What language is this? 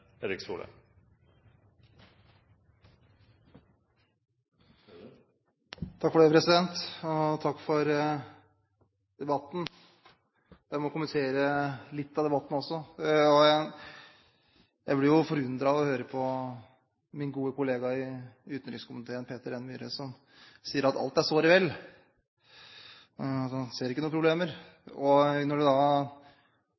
Norwegian Bokmål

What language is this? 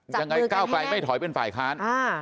Thai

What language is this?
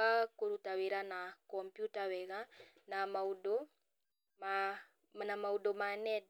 Kikuyu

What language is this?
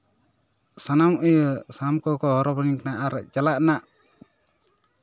Santali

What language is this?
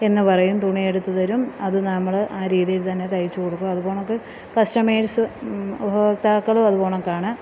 Malayalam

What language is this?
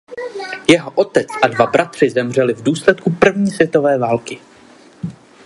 Czech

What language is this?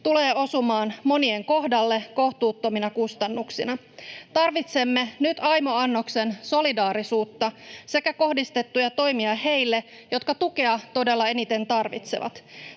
Finnish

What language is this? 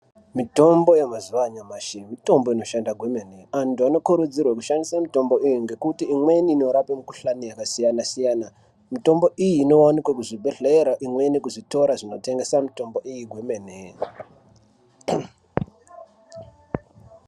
Ndau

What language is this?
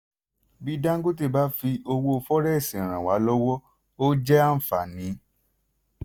Yoruba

